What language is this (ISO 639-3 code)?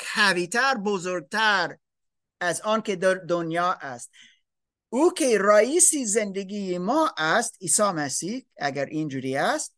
fas